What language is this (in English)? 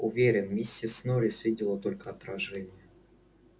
Russian